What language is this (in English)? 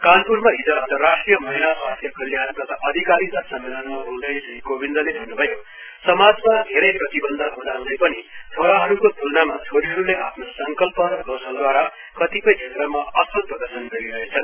Nepali